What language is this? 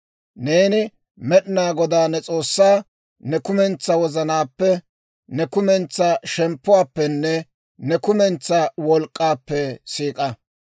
Dawro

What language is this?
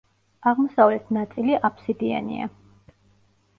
Georgian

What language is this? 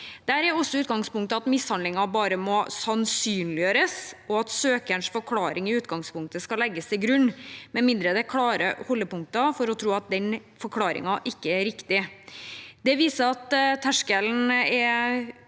Norwegian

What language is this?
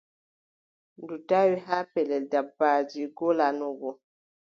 Adamawa Fulfulde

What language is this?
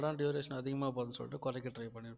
Tamil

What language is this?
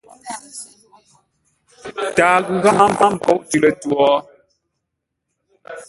Ngombale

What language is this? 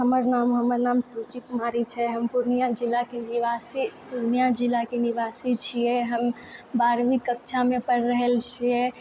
Maithili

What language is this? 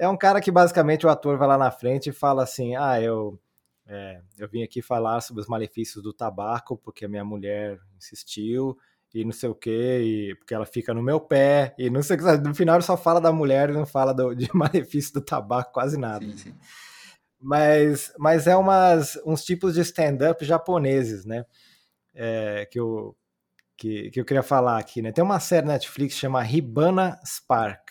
Portuguese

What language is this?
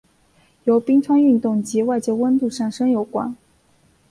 Chinese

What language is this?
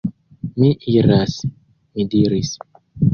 Esperanto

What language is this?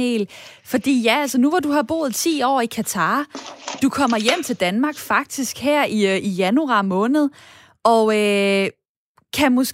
Danish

